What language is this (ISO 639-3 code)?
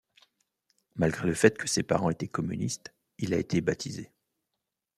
fra